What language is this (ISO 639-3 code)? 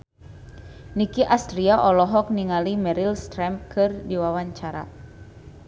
sun